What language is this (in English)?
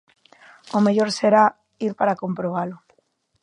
Galician